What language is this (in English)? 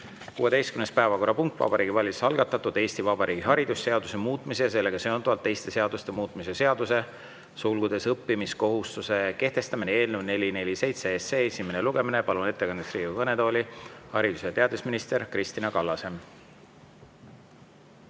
Estonian